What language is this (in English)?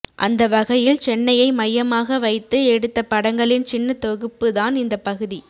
Tamil